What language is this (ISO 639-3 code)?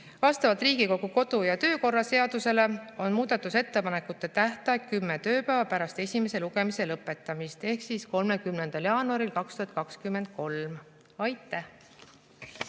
est